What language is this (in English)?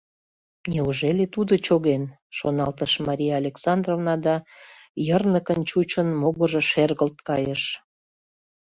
Mari